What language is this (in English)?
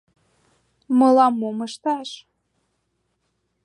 Mari